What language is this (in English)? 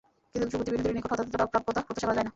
Bangla